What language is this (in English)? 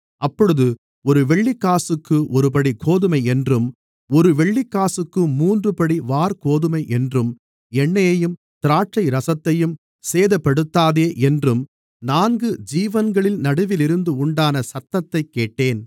Tamil